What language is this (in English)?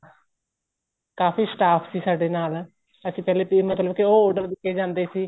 Punjabi